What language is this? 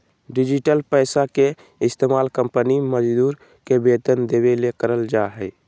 Magahi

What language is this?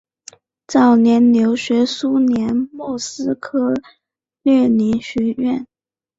Chinese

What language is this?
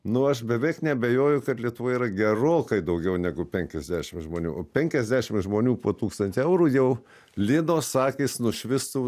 Lithuanian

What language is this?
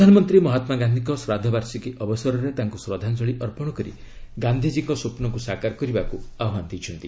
Odia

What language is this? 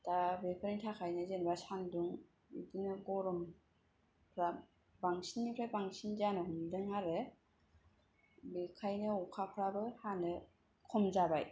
Bodo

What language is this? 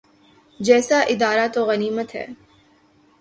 Urdu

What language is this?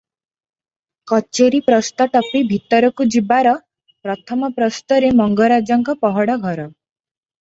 Odia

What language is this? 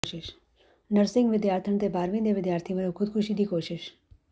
Punjabi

